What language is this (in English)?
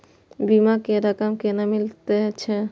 Maithili